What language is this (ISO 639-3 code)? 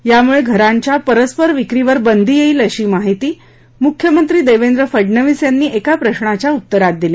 mar